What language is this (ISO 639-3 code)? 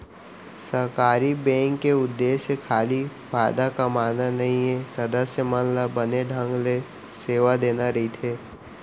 hne